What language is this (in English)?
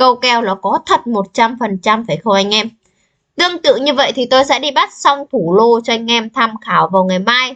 Vietnamese